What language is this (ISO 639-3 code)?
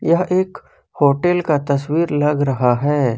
hin